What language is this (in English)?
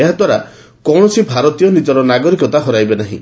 Odia